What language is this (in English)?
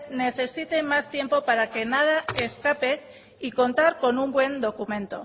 Spanish